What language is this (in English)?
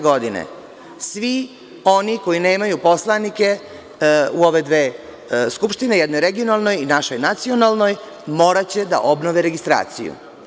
Serbian